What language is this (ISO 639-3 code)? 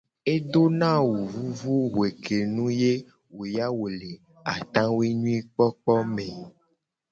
gej